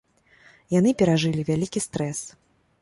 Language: Belarusian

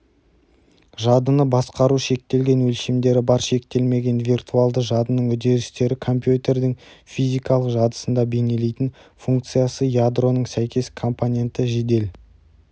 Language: Kazakh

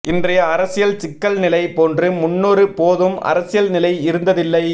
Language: Tamil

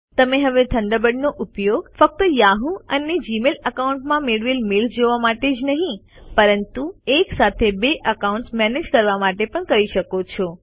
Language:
Gujarati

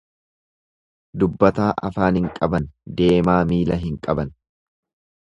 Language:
Oromo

